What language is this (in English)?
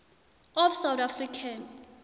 South Ndebele